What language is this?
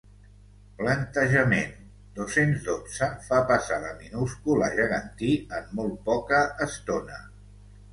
Catalan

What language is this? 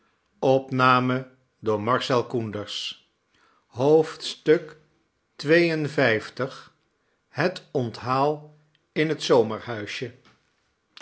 Dutch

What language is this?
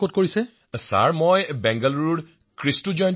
Assamese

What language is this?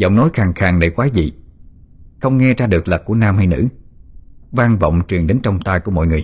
Vietnamese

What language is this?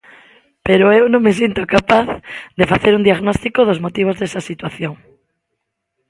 Galician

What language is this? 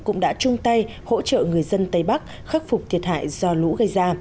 Vietnamese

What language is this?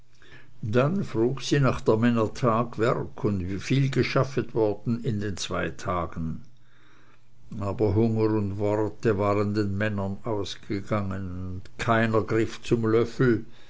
German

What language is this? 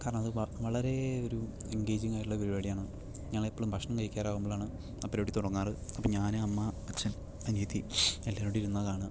Malayalam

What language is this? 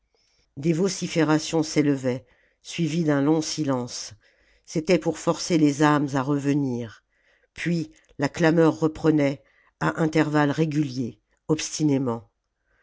French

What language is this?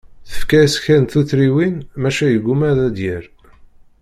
Kabyle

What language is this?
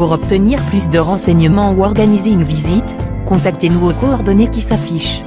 French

